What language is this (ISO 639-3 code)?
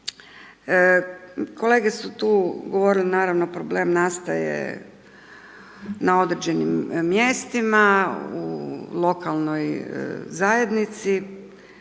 hrv